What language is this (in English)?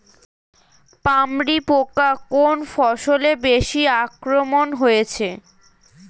Bangla